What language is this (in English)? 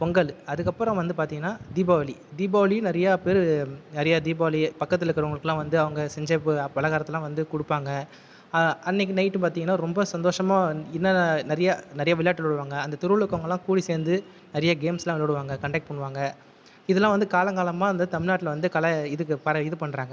Tamil